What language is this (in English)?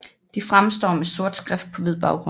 Danish